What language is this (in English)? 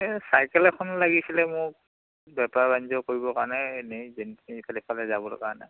Assamese